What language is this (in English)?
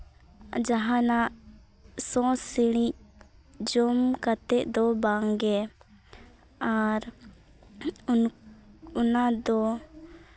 Santali